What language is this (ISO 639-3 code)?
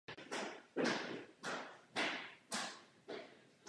ces